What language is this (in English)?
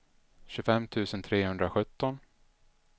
Swedish